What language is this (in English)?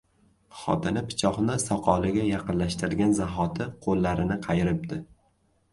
Uzbek